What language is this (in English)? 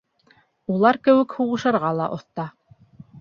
Bashkir